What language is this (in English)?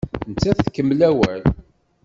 Kabyle